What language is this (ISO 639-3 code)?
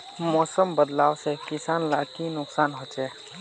mag